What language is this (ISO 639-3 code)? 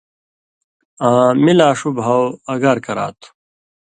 mvy